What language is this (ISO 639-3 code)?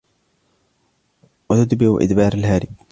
ara